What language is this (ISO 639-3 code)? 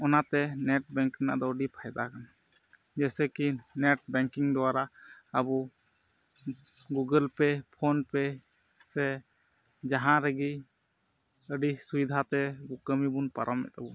sat